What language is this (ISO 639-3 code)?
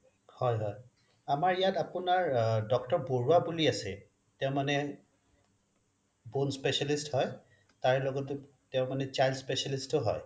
asm